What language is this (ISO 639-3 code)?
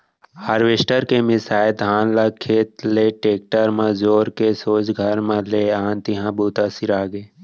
hne